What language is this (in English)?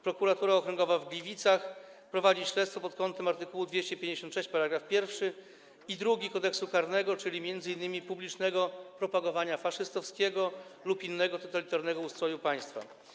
Polish